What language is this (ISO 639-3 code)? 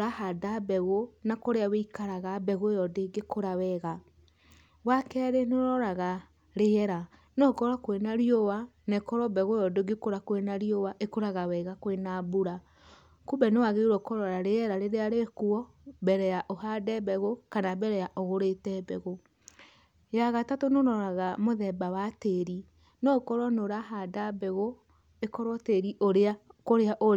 kik